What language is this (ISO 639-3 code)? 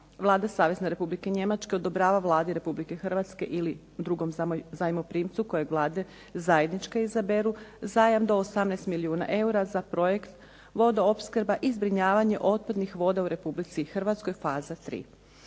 hrv